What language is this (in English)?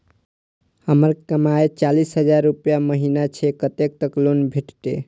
Maithili